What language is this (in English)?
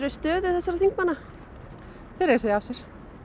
Icelandic